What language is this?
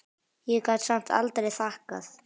Icelandic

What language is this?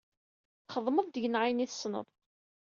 Kabyle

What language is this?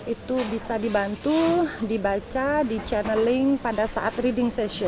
Indonesian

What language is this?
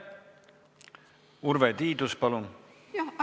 Estonian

